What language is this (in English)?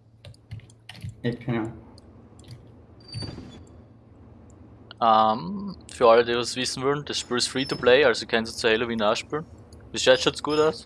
German